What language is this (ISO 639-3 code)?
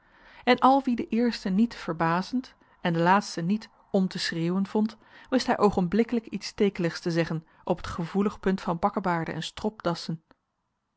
nld